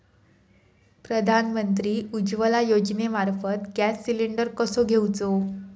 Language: Marathi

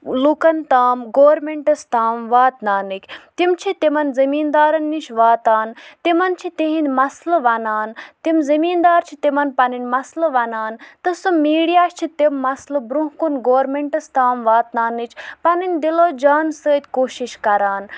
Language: Kashmiri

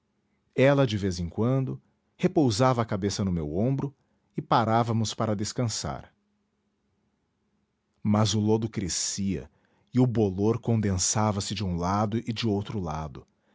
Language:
Portuguese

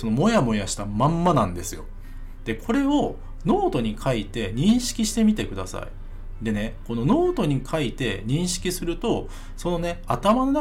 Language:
Japanese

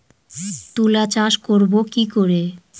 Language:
Bangla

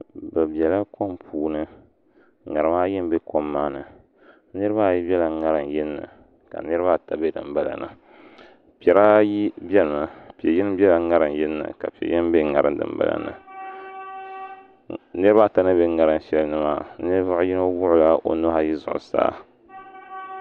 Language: Dagbani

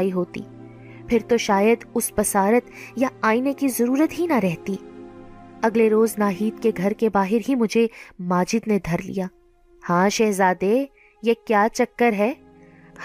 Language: Urdu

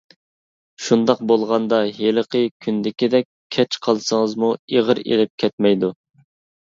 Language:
Uyghur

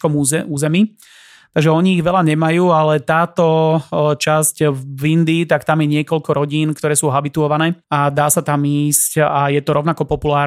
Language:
Slovak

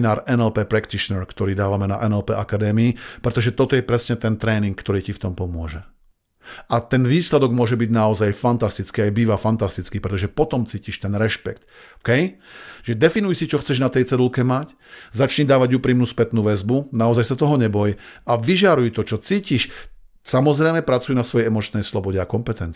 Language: Slovak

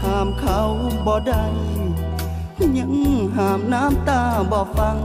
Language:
Thai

